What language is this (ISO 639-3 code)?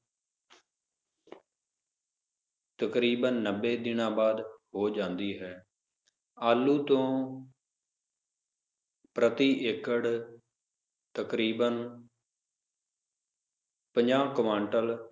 pan